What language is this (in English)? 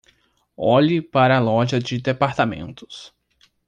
Portuguese